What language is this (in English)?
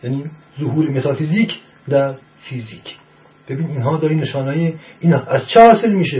Persian